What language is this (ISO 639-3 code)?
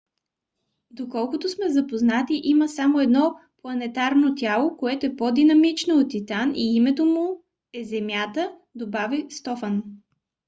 bul